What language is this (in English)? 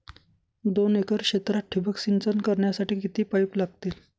Marathi